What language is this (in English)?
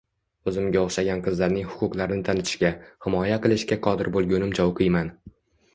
Uzbek